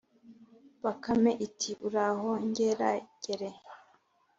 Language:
Kinyarwanda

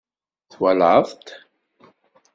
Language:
Kabyle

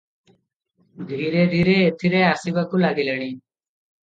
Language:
Odia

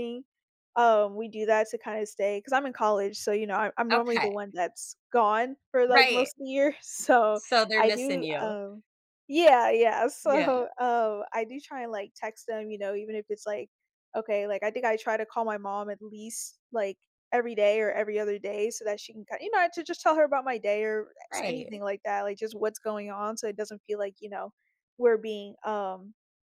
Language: English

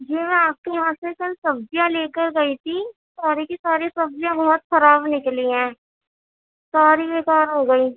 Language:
Urdu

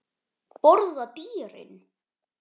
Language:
Icelandic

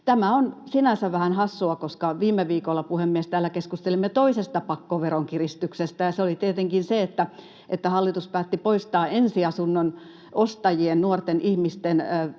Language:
Finnish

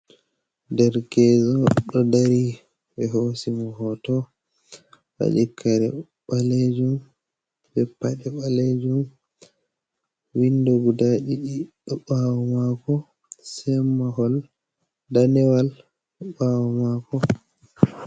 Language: Fula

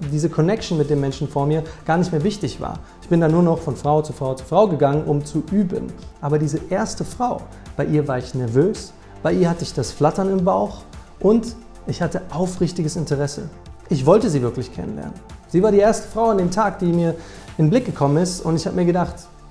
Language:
German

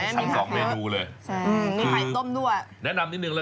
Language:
Thai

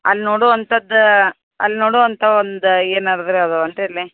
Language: Kannada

